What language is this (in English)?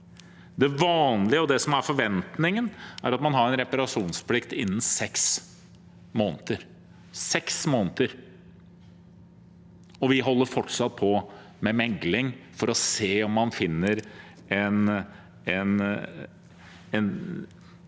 Norwegian